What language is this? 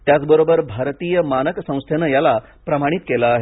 Marathi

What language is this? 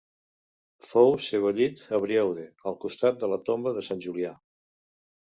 Catalan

